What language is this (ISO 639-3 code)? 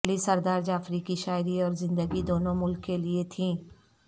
urd